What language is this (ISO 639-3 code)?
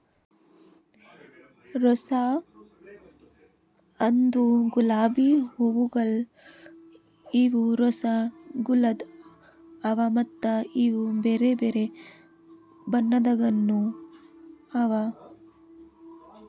kan